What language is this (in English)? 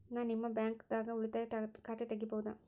Kannada